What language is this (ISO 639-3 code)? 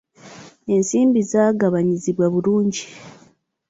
lug